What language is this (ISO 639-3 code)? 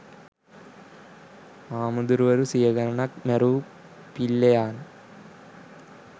sin